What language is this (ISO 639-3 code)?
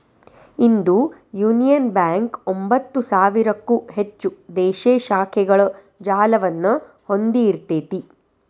kan